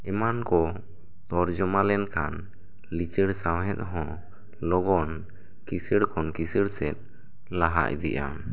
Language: Santali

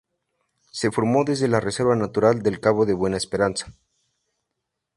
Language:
Spanish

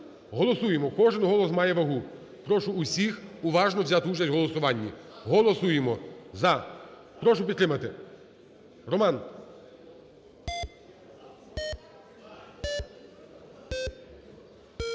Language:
Ukrainian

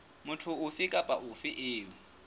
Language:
Southern Sotho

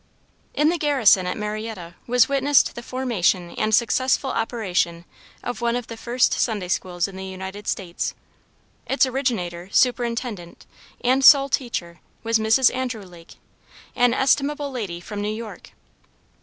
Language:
English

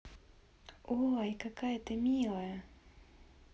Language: Russian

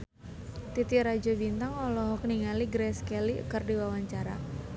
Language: Sundanese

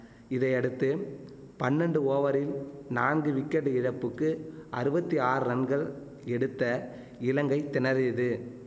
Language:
Tamil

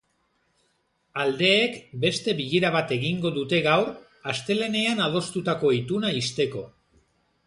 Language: Basque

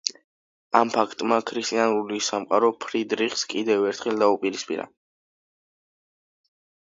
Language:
Georgian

